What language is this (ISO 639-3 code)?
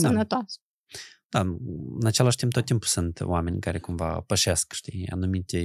ron